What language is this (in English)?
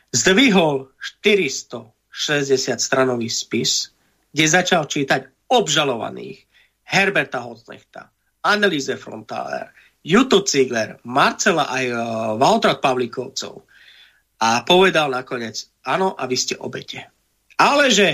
Slovak